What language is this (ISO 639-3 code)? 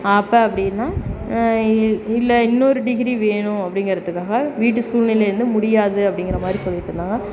tam